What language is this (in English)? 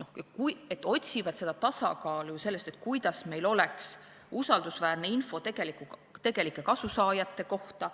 Estonian